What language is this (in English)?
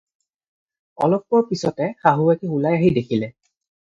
Assamese